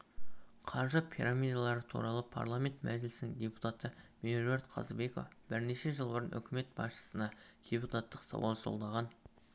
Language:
Kazakh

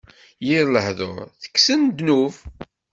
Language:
Kabyle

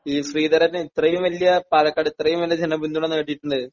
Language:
Malayalam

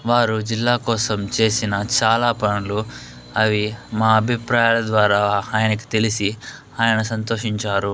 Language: Telugu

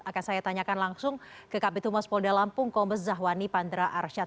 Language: Indonesian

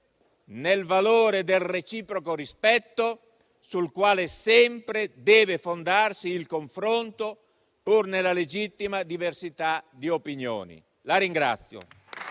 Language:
Italian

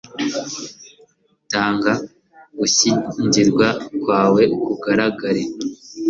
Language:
Kinyarwanda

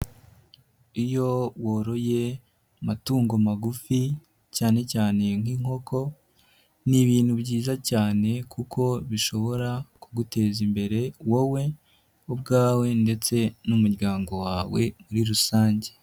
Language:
Kinyarwanda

